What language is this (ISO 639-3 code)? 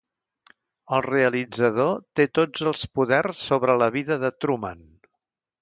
cat